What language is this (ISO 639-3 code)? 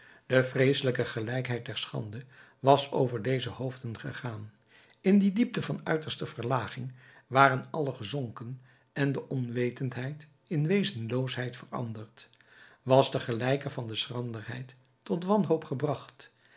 nld